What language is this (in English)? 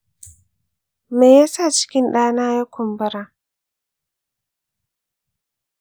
Hausa